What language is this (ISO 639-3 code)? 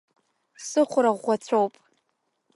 abk